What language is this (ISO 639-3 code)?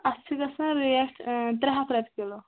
kas